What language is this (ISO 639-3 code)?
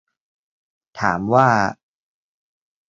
tha